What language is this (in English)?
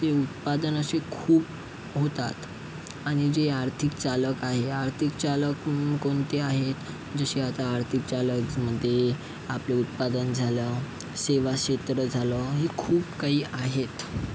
Marathi